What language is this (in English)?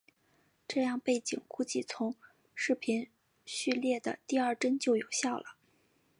Chinese